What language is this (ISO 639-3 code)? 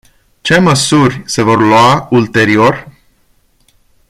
ron